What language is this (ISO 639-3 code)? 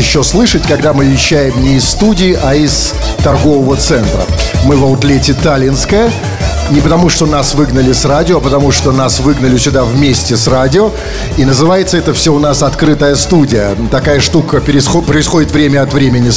rus